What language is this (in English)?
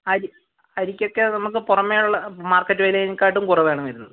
Malayalam